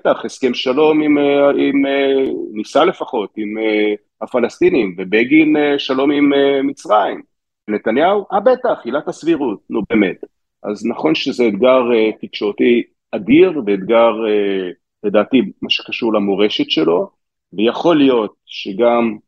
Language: Hebrew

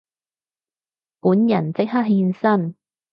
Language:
Cantonese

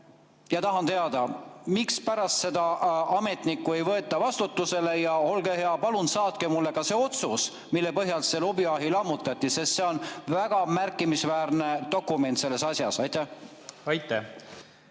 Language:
Estonian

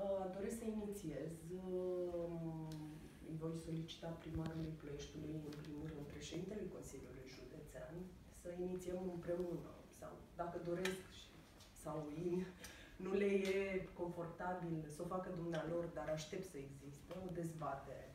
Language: Romanian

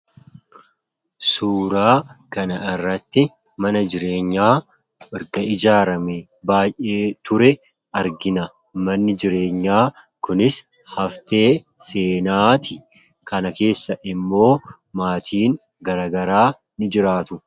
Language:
Oromo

